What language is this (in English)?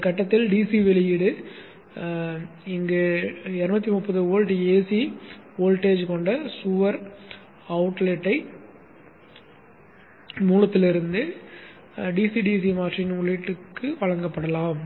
Tamil